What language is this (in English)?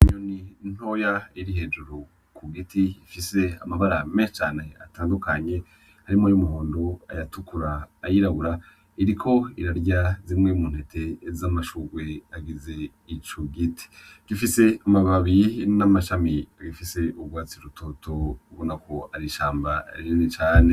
Rundi